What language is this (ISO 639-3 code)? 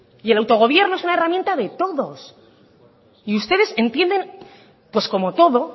spa